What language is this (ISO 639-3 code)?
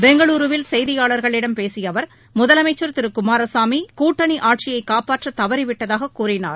tam